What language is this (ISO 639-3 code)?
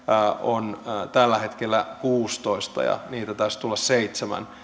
fin